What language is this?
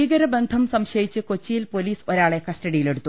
Malayalam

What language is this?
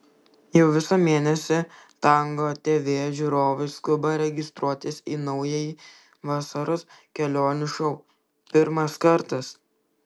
Lithuanian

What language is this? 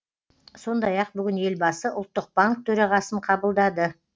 Kazakh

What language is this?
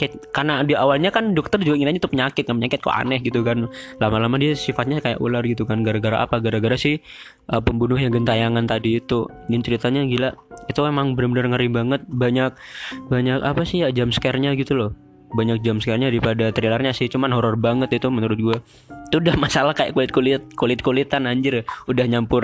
Indonesian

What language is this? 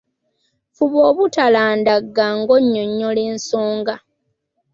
Ganda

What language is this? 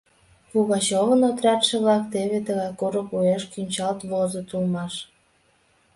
Mari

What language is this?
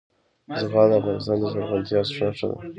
Pashto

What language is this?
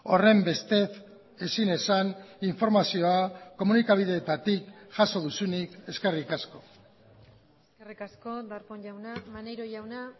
Basque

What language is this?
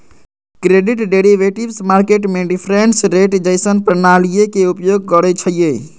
Magahi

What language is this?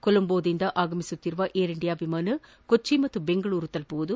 Kannada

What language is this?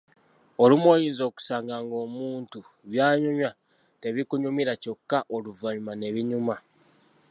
Ganda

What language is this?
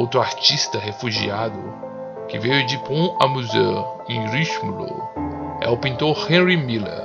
Portuguese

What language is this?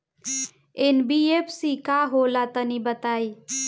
Bhojpuri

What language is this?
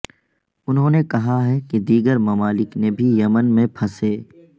Urdu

